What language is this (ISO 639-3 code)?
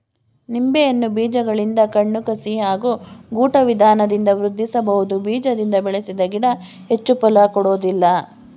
kan